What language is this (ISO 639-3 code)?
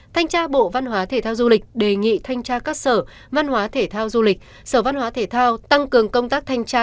vie